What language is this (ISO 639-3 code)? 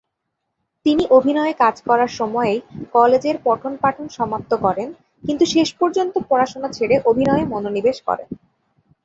ben